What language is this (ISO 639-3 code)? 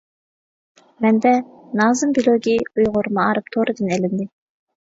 uig